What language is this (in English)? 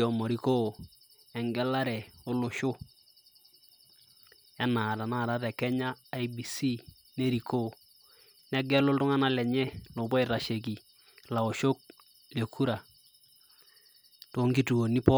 Masai